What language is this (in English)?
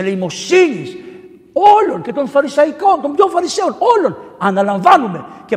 Greek